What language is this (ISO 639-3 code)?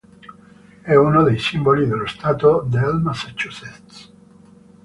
ita